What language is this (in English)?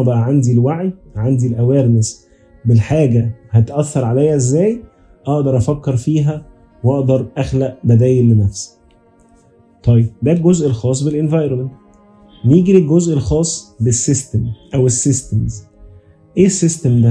Arabic